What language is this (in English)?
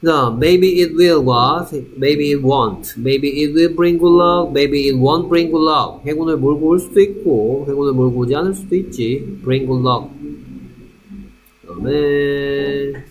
Korean